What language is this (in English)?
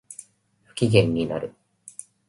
Japanese